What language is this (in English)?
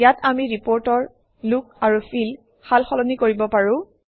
Assamese